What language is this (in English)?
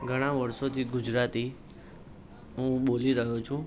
Gujarati